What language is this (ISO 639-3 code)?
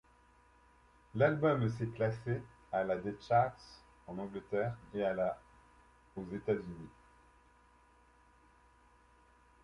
fra